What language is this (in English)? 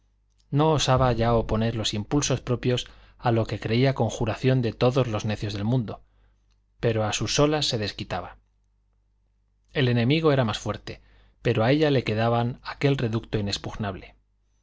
Spanish